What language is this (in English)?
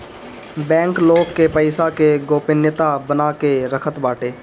Bhojpuri